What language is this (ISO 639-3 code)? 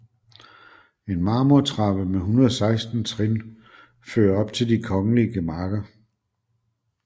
dan